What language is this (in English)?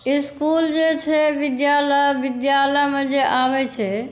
Maithili